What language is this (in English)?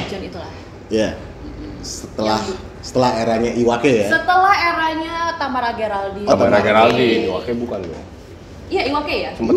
Indonesian